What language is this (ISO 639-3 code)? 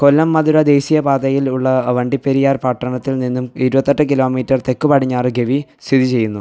mal